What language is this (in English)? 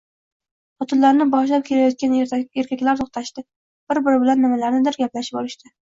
Uzbek